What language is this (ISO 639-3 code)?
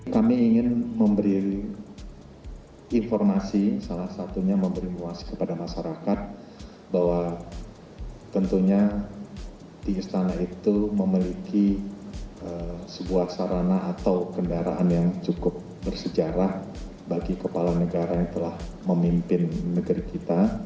ind